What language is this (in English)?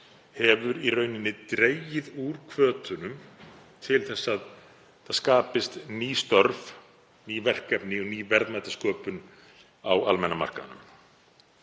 Icelandic